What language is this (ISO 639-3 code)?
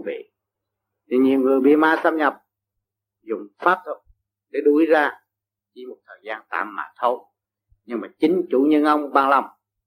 vie